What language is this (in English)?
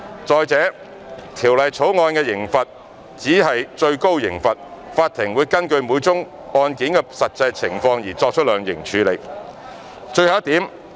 Cantonese